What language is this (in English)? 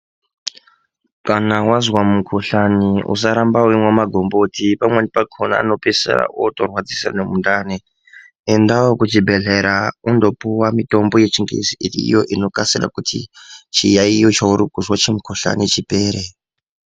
Ndau